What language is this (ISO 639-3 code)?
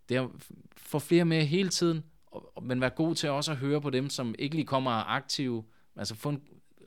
dan